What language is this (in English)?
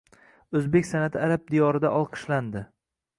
Uzbek